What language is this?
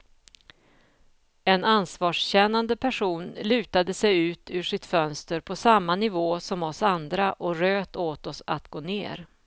Swedish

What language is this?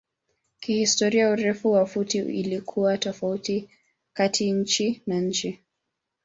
Swahili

